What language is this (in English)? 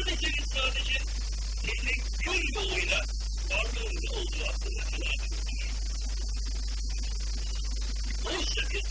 Turkish